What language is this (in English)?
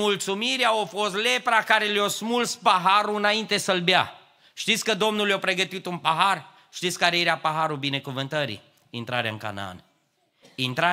Romanian